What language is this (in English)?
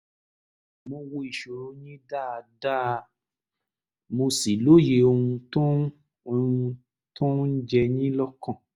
Yoruba